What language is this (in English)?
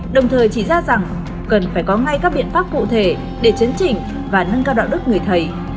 Vietnamese